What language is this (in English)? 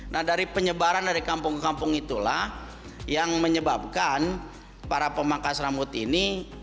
Indonesian